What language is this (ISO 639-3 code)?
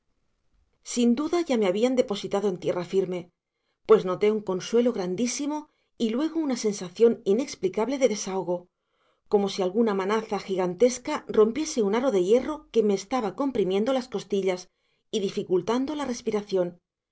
spa